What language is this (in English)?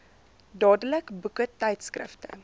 Afrikaans